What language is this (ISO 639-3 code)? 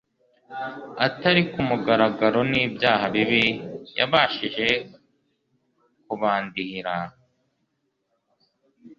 kin